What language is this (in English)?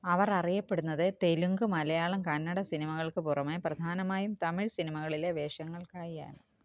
Malayalam